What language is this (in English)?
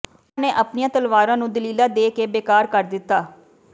Punjabi